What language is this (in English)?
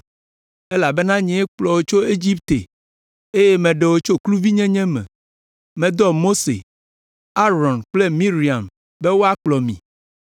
Ewe